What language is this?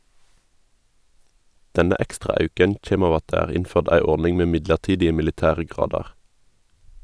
Norwegian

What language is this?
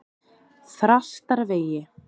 Icelandic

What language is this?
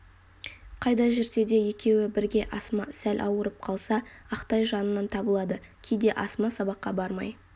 Kazakh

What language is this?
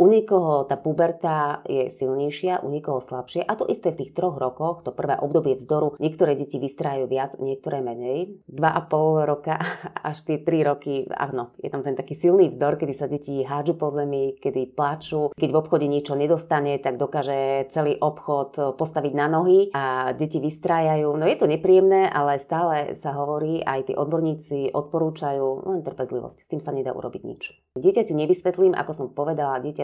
Slovak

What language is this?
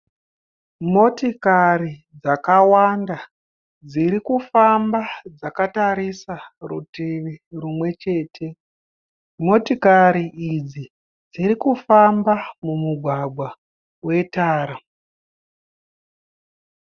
Shona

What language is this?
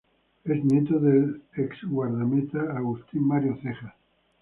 Spanish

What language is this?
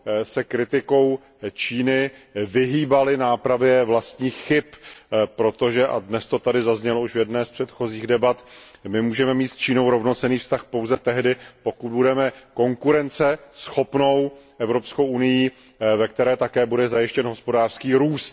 Czech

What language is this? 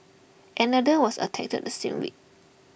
English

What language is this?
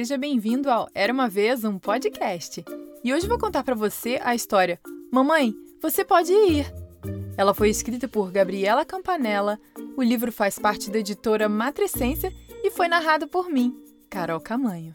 Portuguese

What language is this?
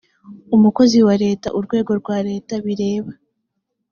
Kinyarwanda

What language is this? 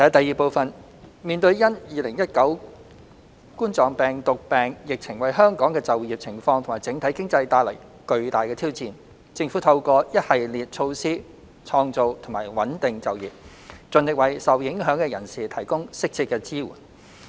Cantonese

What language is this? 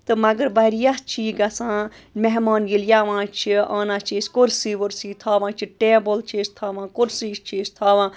Kashmiri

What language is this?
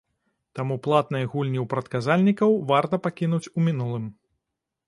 Belarusian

